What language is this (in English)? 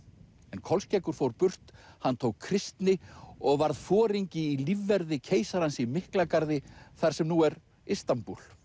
Icelandic